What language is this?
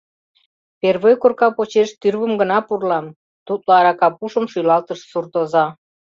Mari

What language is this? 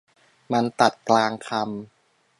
Thai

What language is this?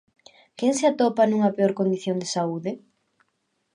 Galician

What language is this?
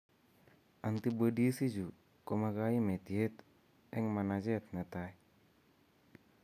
Kalenjin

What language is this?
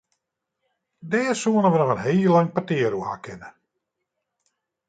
Western Frisian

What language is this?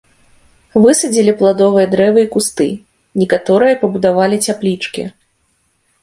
Belarusian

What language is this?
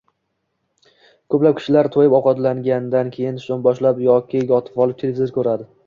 Uzbek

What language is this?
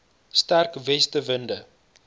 Afrikaans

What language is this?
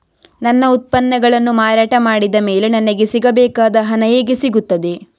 Kannada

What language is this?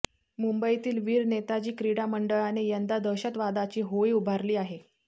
Marathi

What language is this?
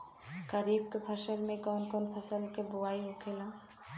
Bhojpuri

